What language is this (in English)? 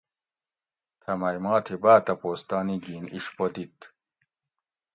Gawri